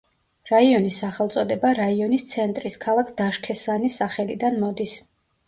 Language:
Georgian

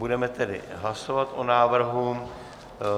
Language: Czech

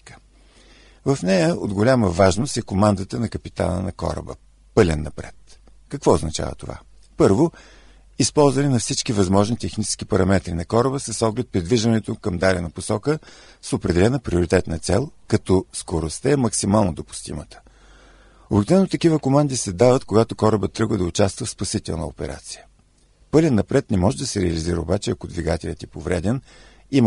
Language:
Bulgarian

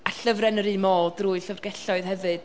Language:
Welsh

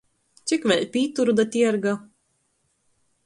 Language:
Latgalian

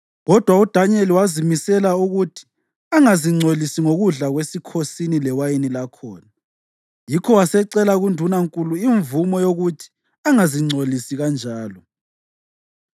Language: North Ndebele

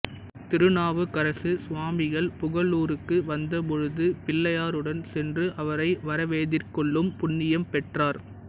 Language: Tamil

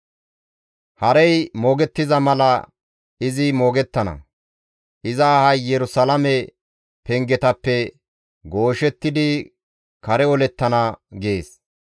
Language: Gamo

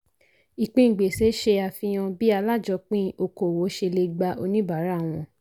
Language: Yoruba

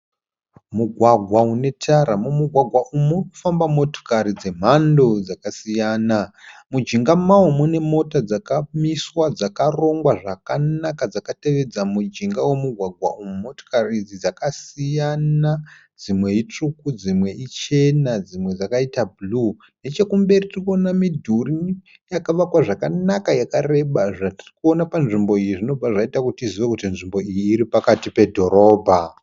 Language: Shona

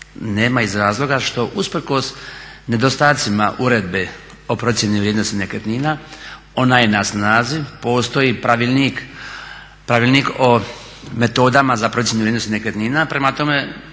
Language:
Croatian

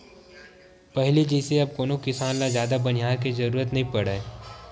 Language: Chhattisgarhi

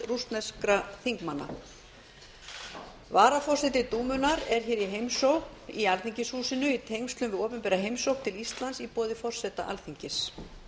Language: Icelandic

